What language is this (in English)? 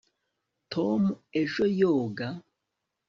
Kinyarwanda